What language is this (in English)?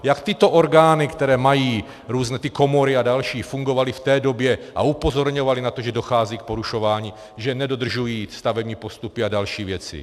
Czech